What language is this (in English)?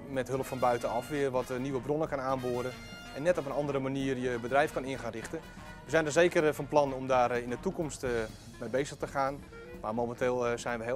Dutch